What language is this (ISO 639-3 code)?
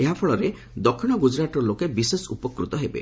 ori